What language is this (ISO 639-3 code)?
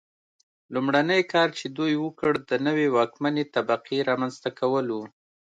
pus